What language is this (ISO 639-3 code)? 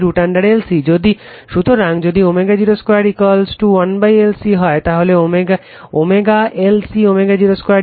ben